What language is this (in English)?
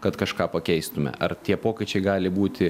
Lithuanian